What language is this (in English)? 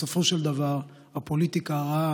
Hebrew